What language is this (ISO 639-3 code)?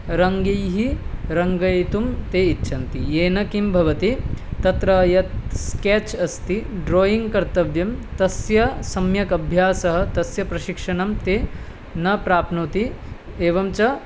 san